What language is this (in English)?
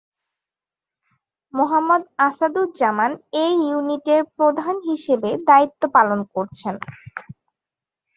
Bangla